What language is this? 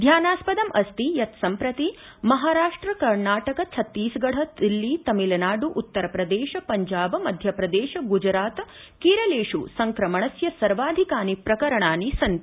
Sanskrit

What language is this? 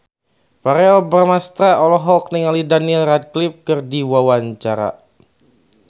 Sundanese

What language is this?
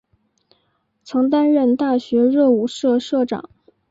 Chinese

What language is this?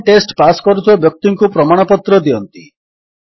Odia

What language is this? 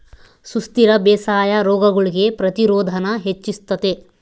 Kannada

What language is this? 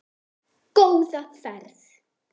Icelandic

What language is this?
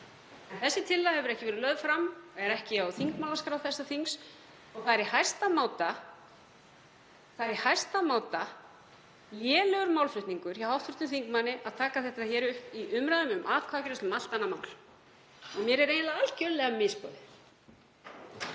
Icelandic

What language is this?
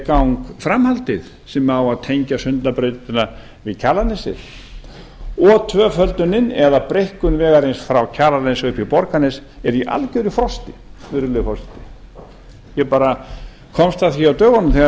Icelandic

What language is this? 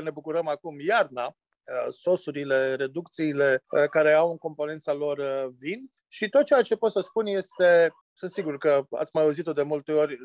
Romanian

